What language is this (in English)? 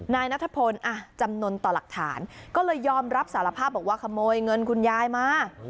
Thai